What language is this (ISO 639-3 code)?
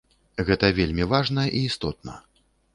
bel